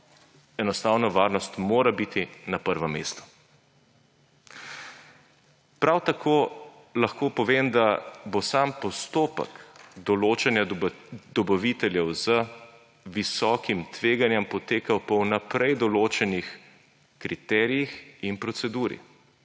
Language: Slovenian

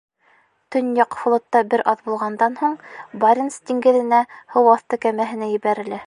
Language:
Bashkir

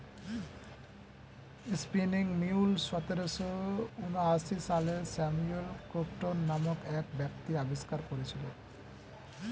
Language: Bangla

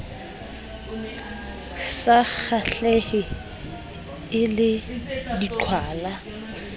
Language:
Southern Sotho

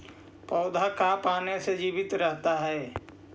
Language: Magahi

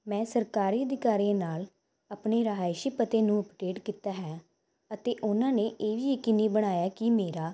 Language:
Punjabi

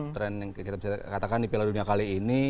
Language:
Indonesian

